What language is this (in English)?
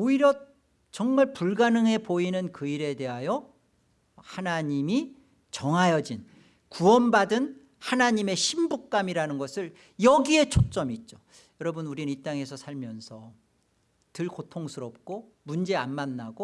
Korean